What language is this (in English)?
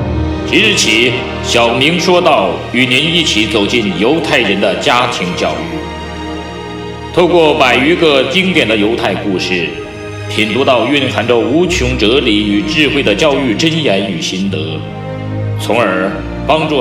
Chinese